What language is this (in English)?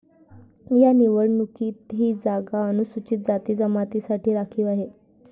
Marathi